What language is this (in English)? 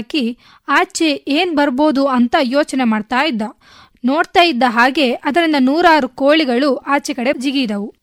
Kannada